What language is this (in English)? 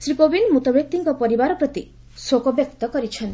Odia